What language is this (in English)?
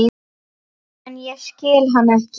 Icelandic